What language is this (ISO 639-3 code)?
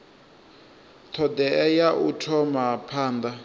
ven